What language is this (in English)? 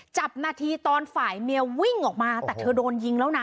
Thai